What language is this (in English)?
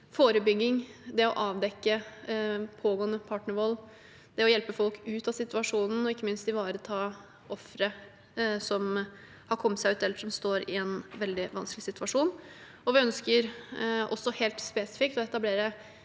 Norwegian